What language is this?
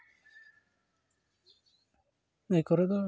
Santali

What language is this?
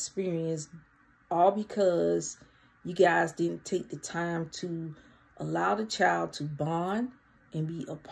English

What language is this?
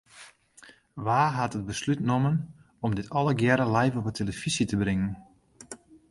Western Frisian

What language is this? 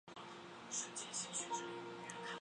Chinese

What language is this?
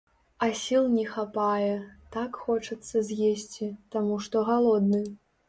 Belarusian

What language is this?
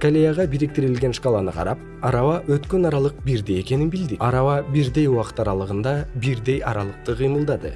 Kyrgyz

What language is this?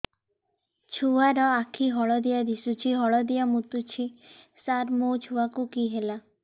Odia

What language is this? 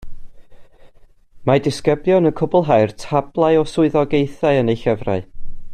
Welsh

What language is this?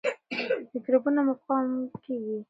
Pashto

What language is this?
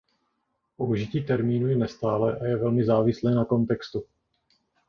Czech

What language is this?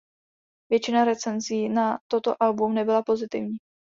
Czech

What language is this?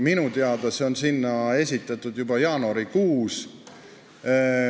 Estonian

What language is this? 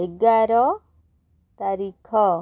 Odia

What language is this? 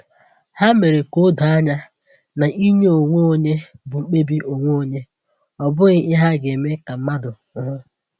Igbo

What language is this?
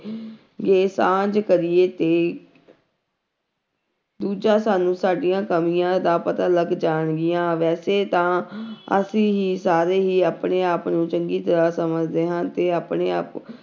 Punjabi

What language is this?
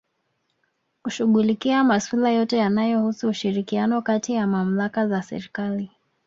Swahili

